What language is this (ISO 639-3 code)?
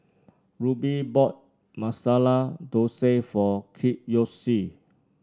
eng